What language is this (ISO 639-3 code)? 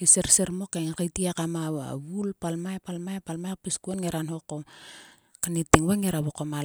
sua